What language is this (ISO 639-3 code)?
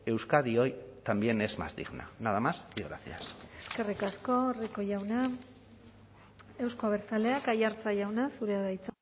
eus